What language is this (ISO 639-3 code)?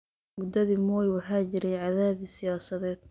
som